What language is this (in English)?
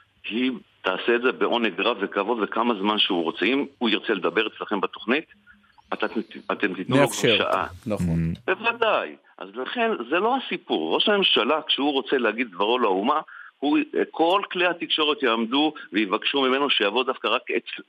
Hebrew